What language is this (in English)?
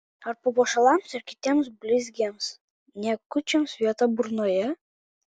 Lithuanian